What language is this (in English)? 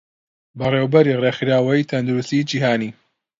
Central Kurdish